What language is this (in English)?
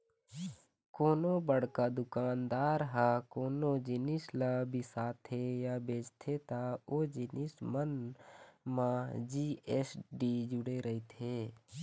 Chhattisgarhi